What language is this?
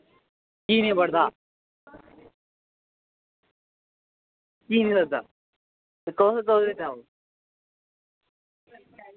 Dogri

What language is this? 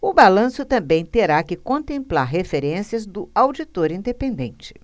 Portuguese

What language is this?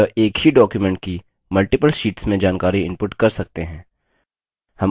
Hindi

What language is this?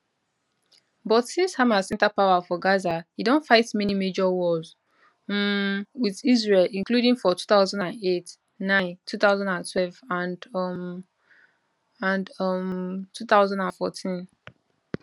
Nigerian Pidgin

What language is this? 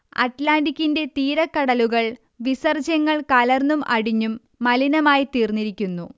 Malayalam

